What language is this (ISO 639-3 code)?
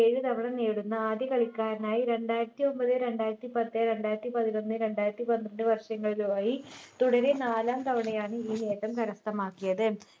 mal